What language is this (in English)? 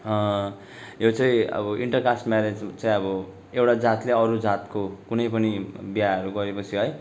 Nepali